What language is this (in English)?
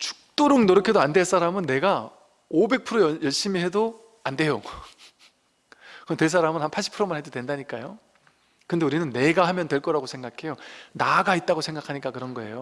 Korean